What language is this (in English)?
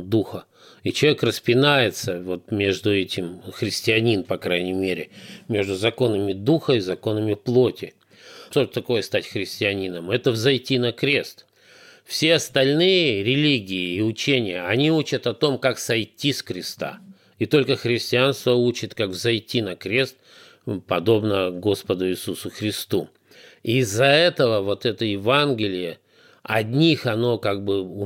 Russian